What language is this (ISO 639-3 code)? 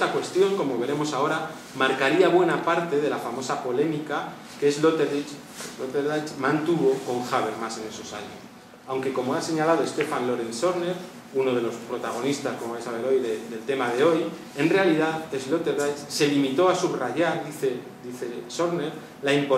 spa